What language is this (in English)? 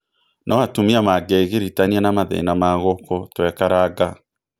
Kikuyu